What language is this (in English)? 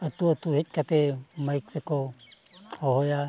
Santali